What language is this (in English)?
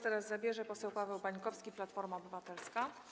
Polish